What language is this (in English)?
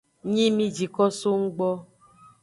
Aja (Benin)